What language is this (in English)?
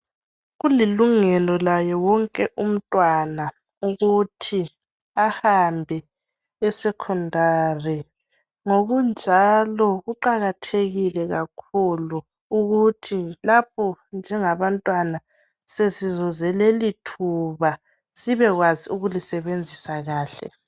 North Ndebele